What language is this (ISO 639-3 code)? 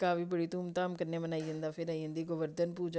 doi